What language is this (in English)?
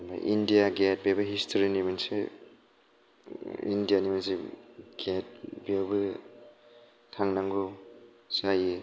Bodo